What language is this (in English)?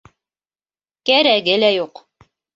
Bashkir